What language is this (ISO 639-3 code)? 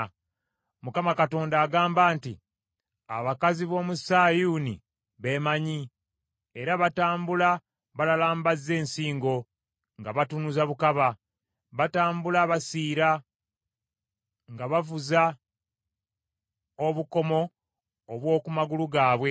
lug